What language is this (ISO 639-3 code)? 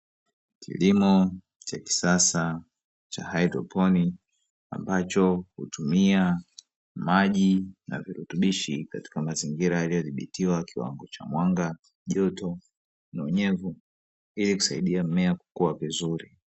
swa